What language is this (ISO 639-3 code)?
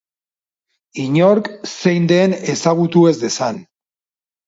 eus